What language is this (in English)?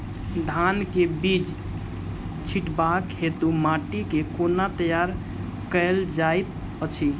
Maithili